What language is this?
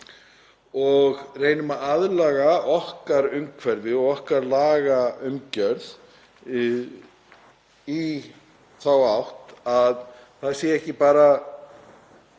Icelandic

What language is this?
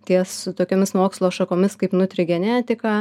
Lithuanian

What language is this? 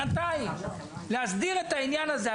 Hebrew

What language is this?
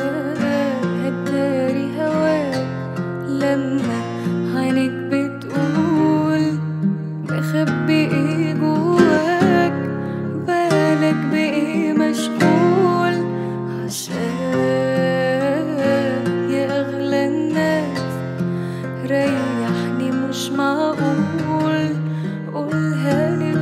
Arabic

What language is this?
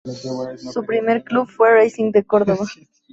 Spanish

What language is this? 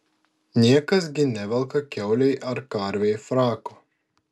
Lithuanian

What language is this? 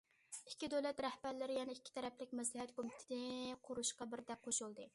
Uyghur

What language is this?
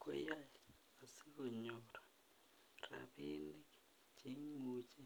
Kalenjin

